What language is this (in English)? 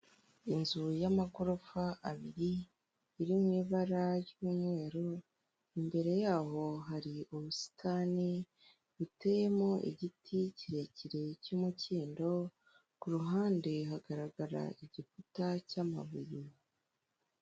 Kinyarwanda